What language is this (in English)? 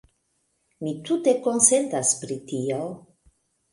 Esperanto